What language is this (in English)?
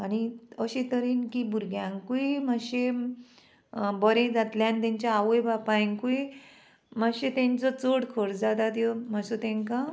Konkani